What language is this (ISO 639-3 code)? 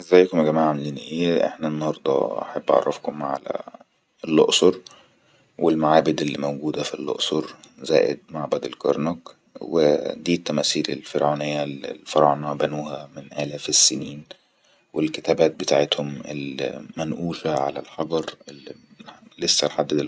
arz